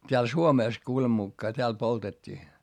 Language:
Finnish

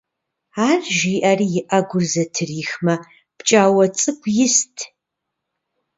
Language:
Kabardian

